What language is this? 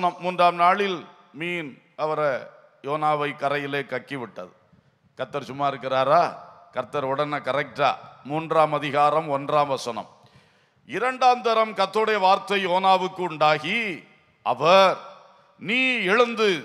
Tamil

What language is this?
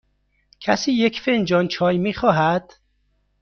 Persian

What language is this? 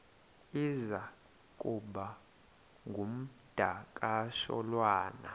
Xhosa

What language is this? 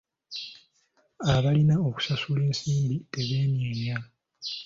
Ganda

